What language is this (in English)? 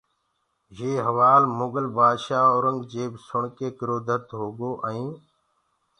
Gurgula